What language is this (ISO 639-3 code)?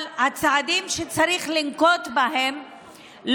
heb